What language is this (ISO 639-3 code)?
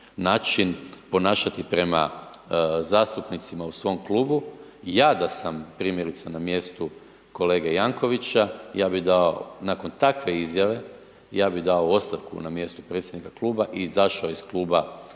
hrv